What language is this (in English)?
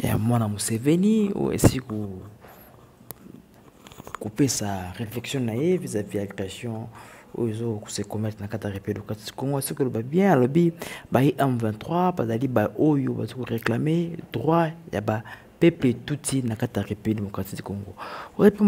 French